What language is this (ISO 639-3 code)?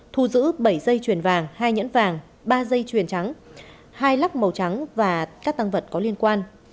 vie